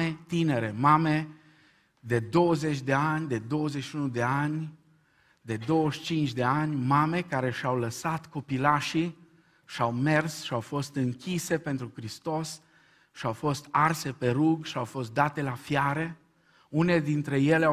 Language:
Romanian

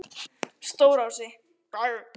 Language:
Icelandic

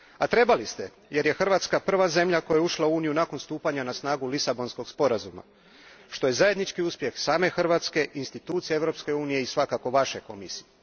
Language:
Croatian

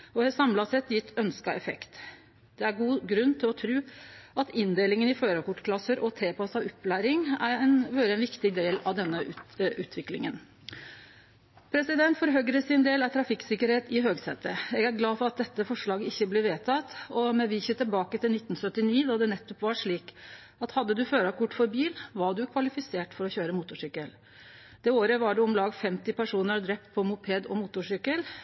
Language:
Norwegian Nynorsk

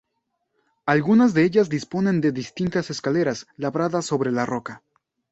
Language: Spanish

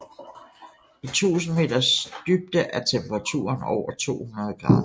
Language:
Danish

